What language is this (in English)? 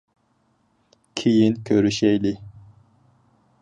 Uyghur